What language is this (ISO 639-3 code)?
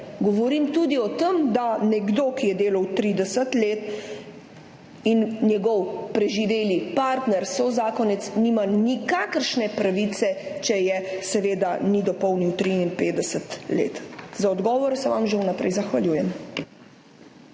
slv